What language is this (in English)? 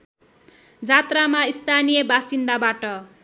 Nepali